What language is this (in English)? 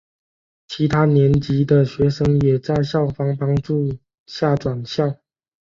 Chinese